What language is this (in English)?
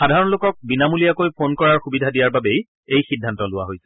Assamese